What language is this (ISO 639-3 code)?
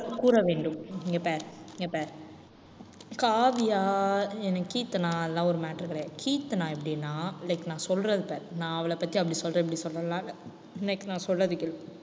tam